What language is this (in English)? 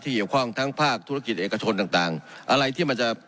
Thai